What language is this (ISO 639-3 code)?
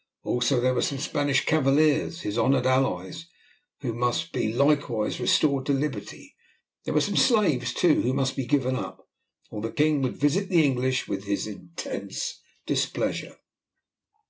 eng